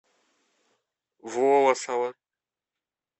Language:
Russian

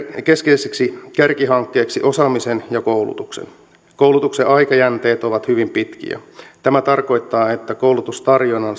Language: Finnish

